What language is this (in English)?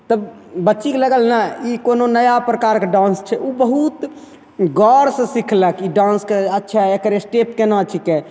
Maithili